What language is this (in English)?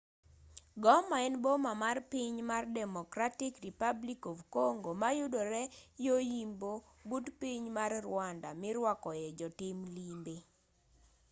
Luo (Kenya and Tanzania)